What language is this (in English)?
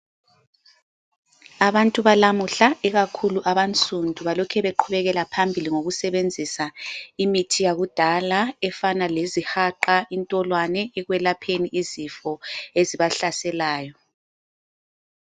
North Ndebele